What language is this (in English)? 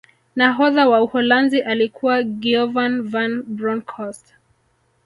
Swahili